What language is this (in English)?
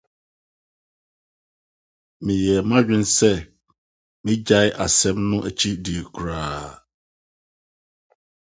Akan